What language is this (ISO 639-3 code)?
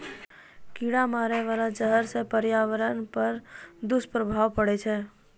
mai